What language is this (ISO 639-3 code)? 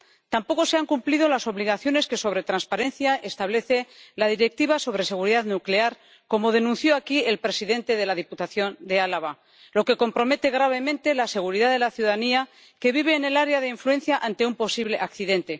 spa